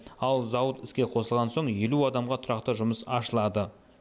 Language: Kazakh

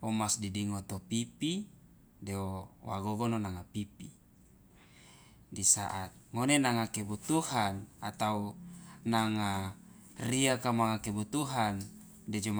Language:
Loloda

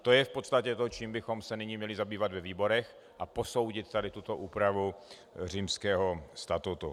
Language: Czech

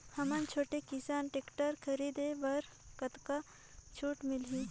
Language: Chhattisgarhi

